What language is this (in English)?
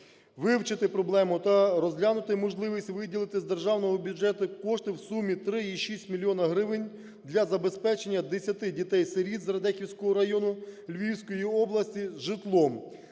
Ukrainian